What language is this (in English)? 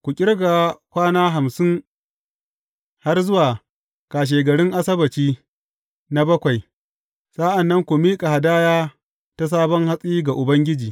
Hausa